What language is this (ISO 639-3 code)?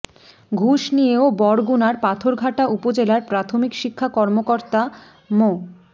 ben